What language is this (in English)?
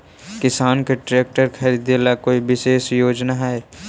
Magahi